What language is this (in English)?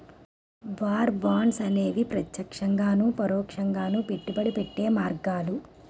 Telugu